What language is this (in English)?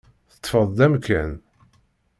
Kabyle